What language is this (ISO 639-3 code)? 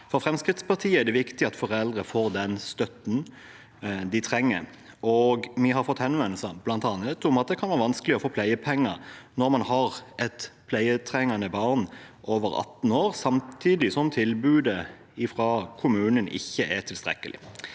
nor